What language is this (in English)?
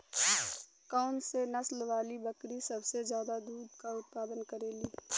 Bhojpuri